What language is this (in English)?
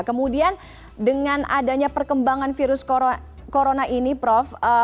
Indonesian